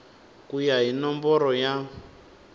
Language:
Tsonga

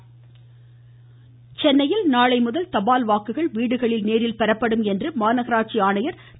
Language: Tamil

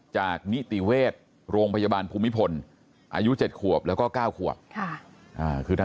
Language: Thai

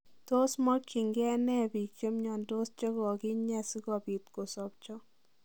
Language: Kalenjin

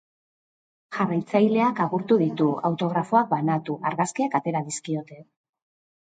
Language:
Basque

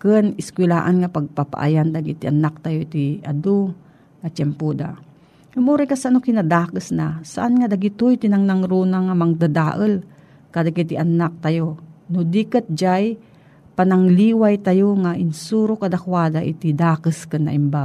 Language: Filipino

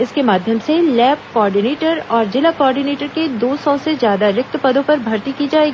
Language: Hindi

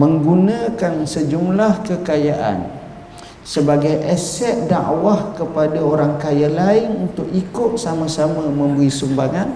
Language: Malay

